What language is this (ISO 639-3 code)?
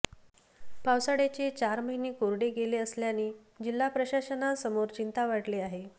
mar